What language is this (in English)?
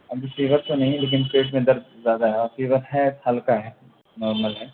Urdu